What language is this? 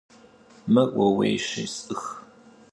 Kabardian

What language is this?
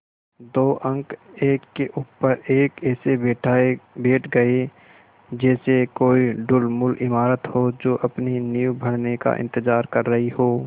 Hindi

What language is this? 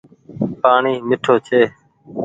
Goaria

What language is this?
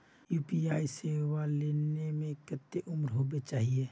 Magahi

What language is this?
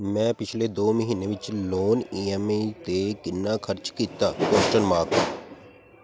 Punjabi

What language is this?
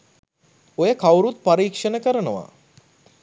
Sinhala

